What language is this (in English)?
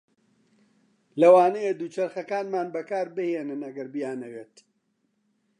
Central Kurdish